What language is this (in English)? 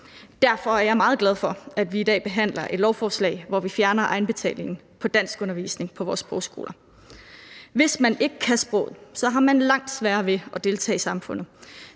Danish